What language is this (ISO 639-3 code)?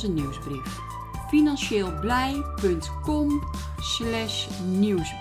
nld